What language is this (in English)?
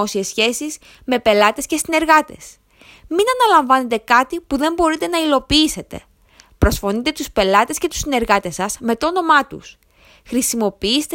Greek